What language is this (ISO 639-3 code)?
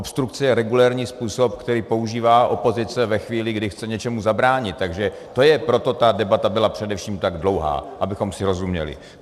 ces